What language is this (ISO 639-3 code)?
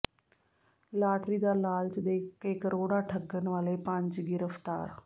pan